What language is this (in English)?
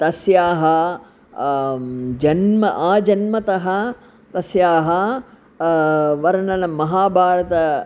Sanskrit